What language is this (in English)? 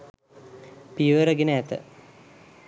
Sinhala